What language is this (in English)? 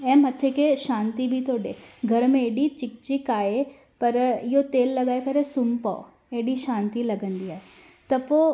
Sindhi